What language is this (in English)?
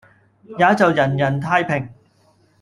Cantonese